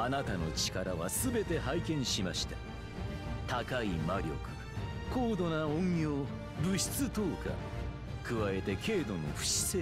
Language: Japanese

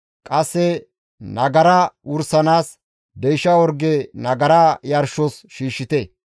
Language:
Gamo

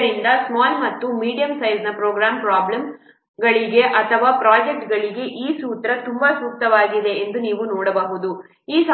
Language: Kannada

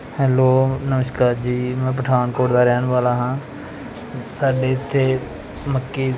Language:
Punjabi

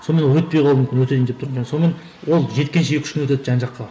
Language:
Kazakh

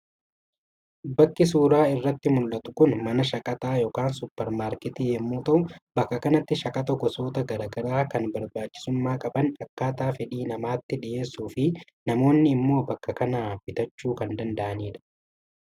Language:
Oromo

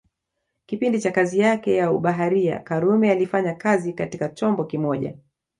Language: Swahili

